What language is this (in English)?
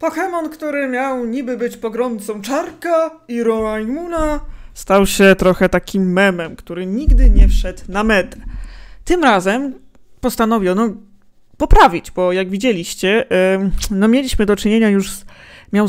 Polish